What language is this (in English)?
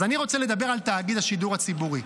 Hebrew